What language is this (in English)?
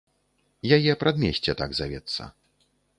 Belarusian